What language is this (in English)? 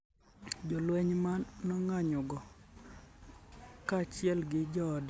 Luo (Kenya and Tanzania)